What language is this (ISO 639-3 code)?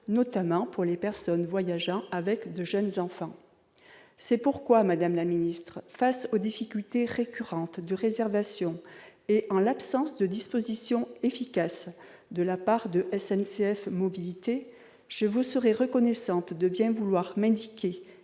fra